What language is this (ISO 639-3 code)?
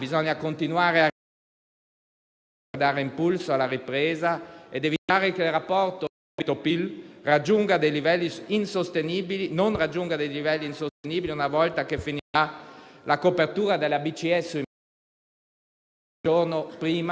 ita